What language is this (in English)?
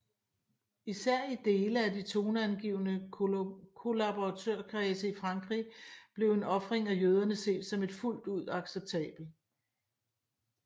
Danish